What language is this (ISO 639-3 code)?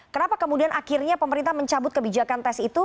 ind